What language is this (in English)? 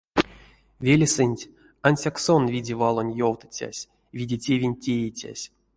Erzya